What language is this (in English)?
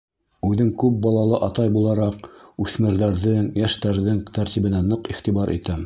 Bashkir